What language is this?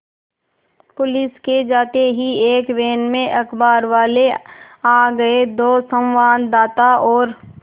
Hindi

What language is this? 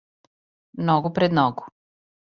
Serbian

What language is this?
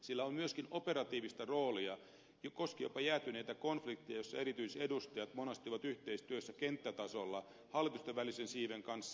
Finnish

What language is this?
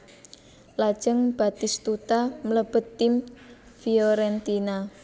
Javanese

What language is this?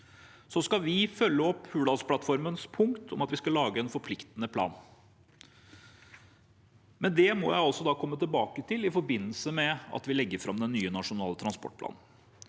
Norwegian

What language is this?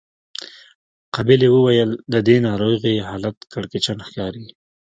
Pashto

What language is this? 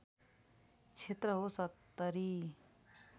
Nepali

